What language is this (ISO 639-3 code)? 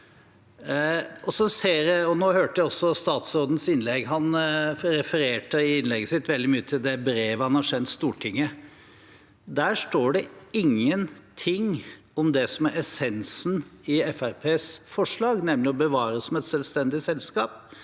nor